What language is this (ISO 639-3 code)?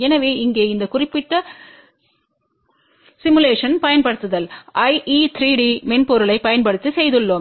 tam